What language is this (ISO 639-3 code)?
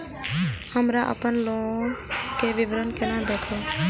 mai